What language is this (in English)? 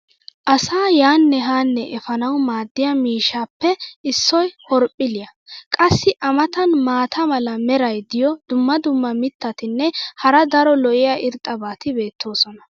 Wolaytta